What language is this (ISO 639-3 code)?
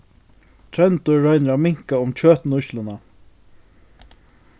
fao